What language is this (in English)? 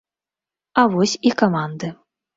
Belarusian